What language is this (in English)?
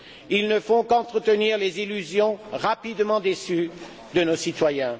French